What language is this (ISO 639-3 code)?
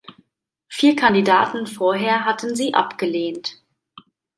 deu